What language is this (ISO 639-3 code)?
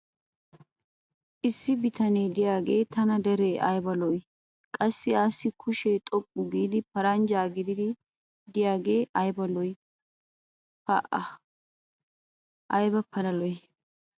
wal